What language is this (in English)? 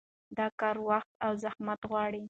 Pashto